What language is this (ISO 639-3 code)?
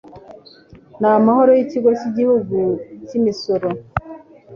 kin